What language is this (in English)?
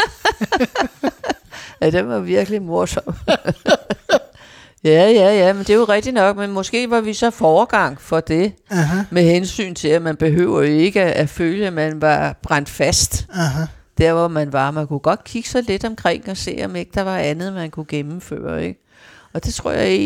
Danish